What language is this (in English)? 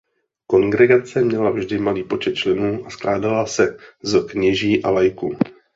Czech